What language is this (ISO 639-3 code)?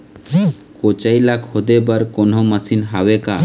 hne